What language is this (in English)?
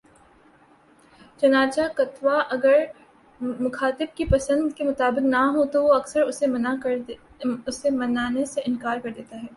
Urdu